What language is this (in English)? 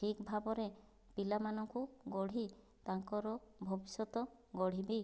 Odia